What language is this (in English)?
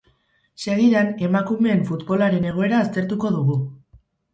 Basque